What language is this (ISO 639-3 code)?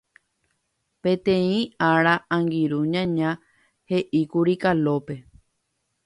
grn